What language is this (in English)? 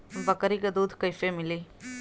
Bhojpuri